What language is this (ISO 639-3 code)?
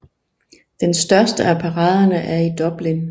dan